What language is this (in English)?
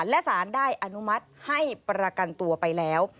Thai